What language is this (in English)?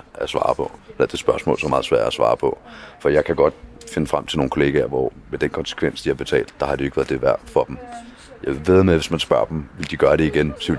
Danish